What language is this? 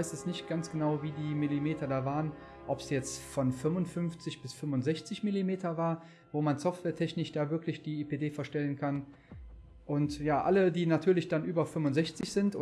German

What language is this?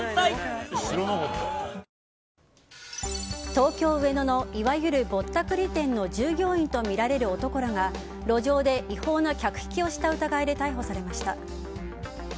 Japanese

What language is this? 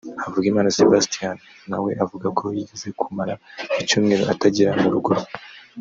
Kinyarwanda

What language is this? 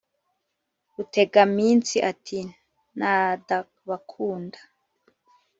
Kinyarwanda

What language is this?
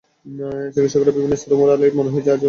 Bangla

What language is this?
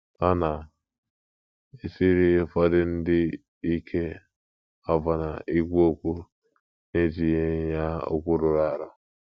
Igbo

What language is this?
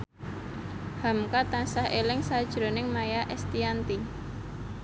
Javanese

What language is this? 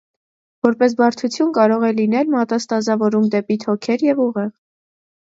Armenian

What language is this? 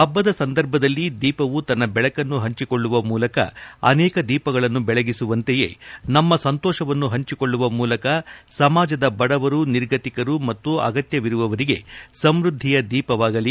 Kannada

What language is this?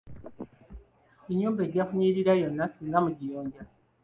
Ganda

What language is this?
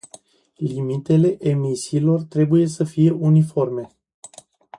Romanian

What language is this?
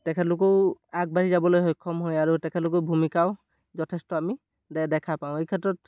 Assamese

